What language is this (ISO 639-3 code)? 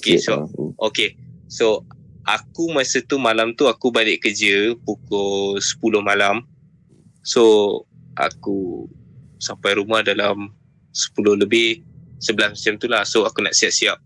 msa